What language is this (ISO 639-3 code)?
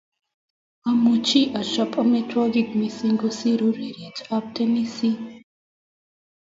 kln